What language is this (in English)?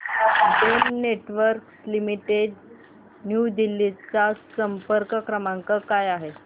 Marathi